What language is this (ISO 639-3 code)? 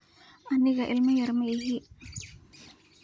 som